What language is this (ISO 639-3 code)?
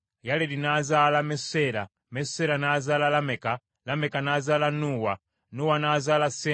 lug